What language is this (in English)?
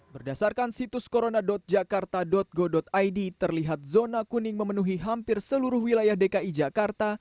Indonesian